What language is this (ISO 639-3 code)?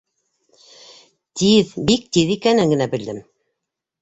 bak